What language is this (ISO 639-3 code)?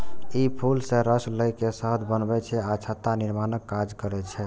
mai